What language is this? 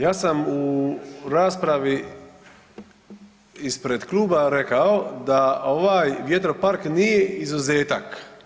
Croatian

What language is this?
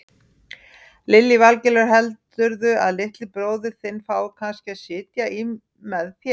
Icelandic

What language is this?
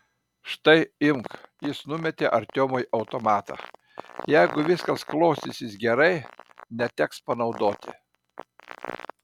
Lithuanian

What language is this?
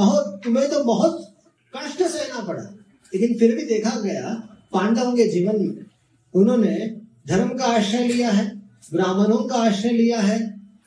Hindi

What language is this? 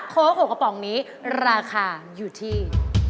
Thai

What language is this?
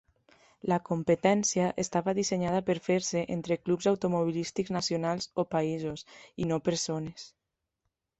Catalan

